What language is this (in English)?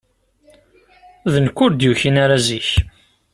Kabyle